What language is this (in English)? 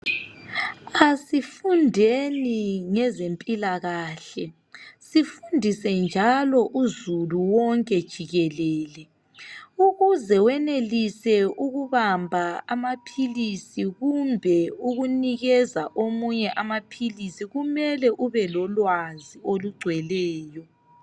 North Ndebele